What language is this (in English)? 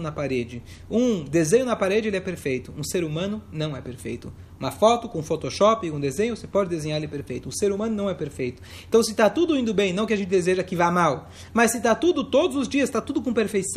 Portuguese